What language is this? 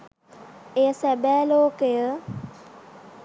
Sinhala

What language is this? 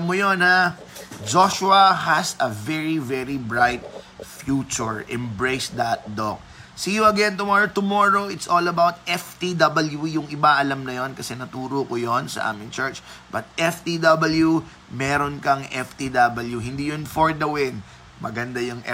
Filipino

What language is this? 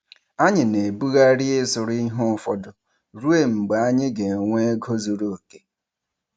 Igbo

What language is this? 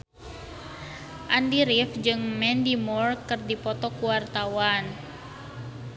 Sundanese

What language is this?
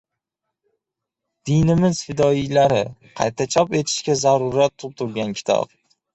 Uzbek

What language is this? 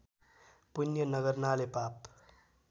Nepali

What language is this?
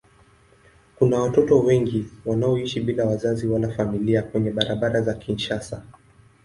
Swahili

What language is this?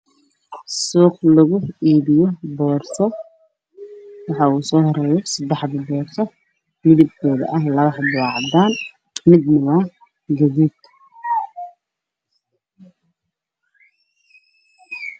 Somali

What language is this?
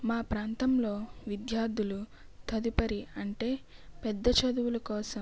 Telugu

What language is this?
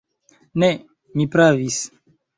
Esperanto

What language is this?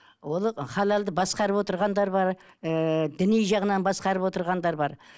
Kazakh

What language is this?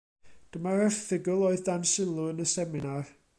Welsh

